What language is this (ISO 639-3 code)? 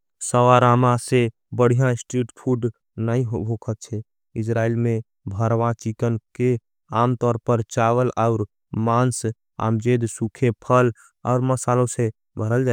anp